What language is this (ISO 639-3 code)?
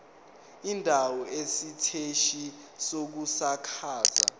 zul